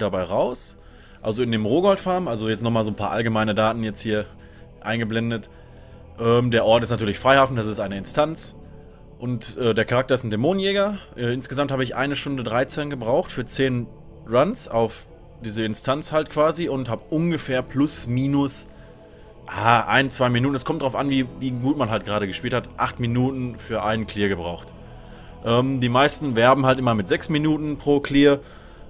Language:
German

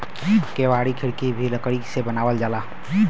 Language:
Bhojpuri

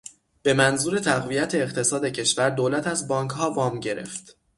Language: Persian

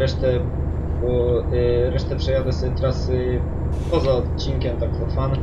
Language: Polish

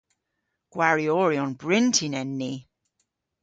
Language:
Cornish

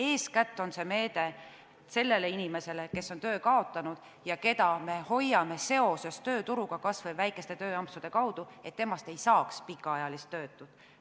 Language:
Estonian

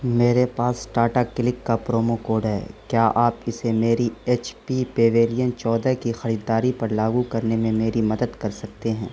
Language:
Urdu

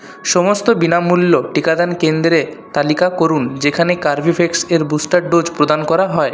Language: Bangla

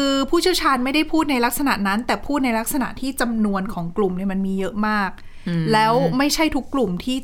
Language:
Thai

